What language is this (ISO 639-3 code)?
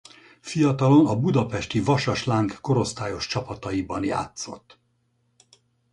hun